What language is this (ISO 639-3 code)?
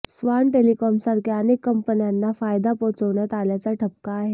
mar